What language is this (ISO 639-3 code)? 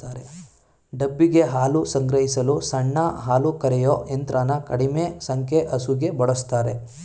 kan